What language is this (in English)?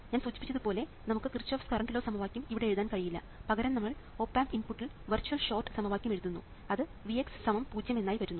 Malayalam